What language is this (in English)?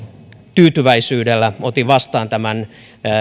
Finnish